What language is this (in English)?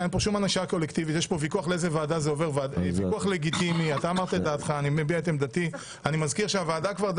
Hebrew